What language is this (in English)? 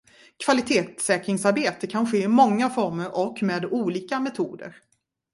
Swedish